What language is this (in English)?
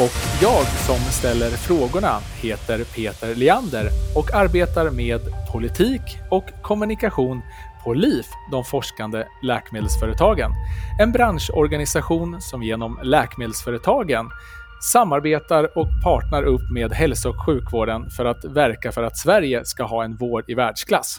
Swedish